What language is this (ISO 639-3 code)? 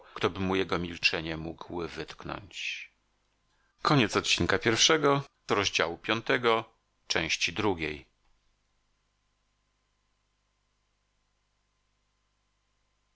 pol